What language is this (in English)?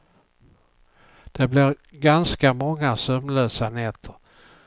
Swedish